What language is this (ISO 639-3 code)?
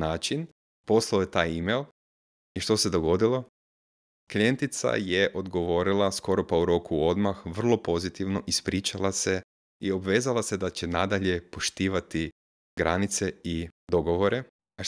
hrv